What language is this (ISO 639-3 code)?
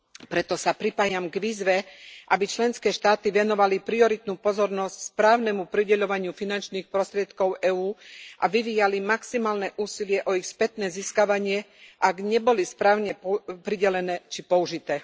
slk